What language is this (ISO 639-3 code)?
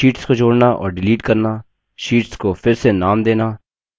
hin